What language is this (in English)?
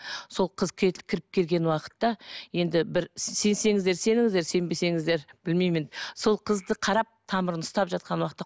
Kazakh